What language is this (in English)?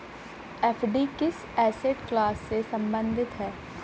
Hindi